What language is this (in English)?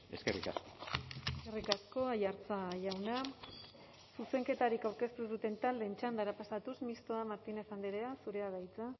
Basque